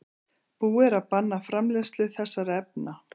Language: Icelandic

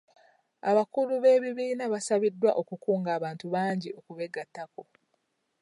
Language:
Ganda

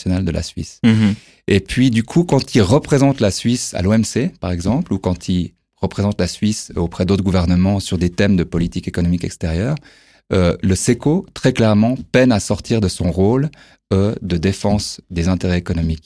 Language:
French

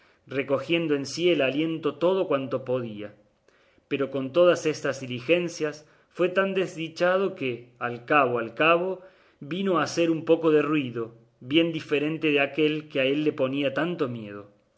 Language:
Spanish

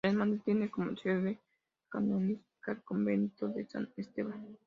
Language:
Spanish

